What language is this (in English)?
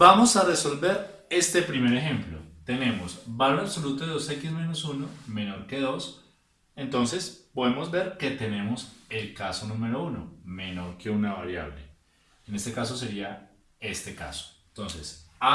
Spanish